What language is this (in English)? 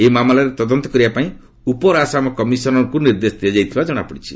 Odia